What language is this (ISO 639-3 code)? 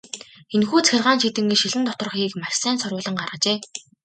mon